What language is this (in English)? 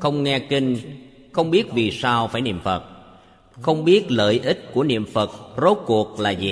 Vietnamese